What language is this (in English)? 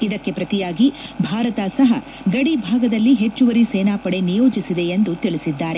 Kannada